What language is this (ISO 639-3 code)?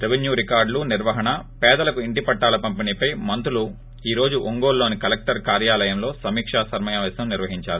tel